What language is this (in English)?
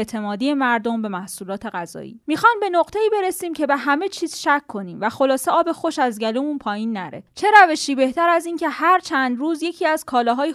Persian